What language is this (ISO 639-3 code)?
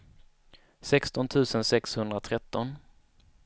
swe